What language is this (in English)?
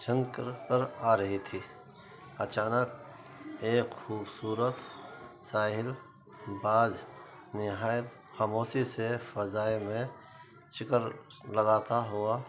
Urdu